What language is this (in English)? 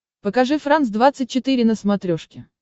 Russian